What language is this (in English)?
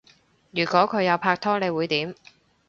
Cantonese